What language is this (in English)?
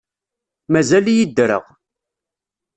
Kabyle